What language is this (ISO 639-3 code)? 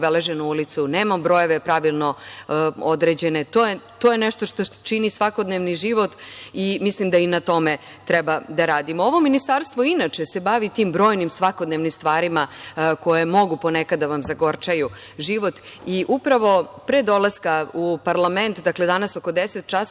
srp